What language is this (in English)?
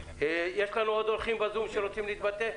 Hebrew